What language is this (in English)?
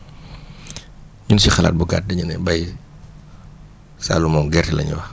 Wolof